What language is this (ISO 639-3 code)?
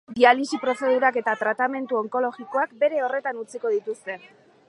eus